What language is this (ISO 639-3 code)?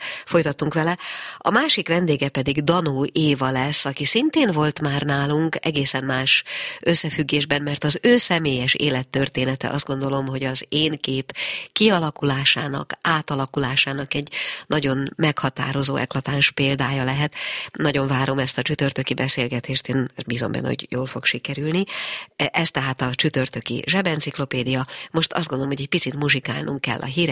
hun